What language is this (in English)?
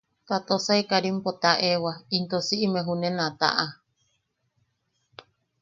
Yaqui